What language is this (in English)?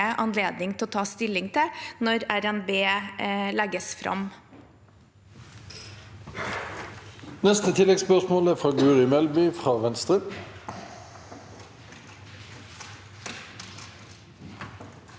Norwegian